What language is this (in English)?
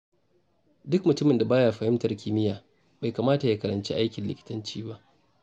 Hausa